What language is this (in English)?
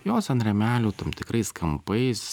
Lithuanian